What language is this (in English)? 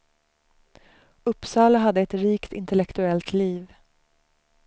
Swedish